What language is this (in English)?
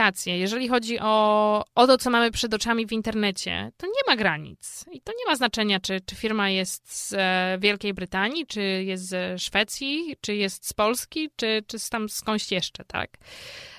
Polish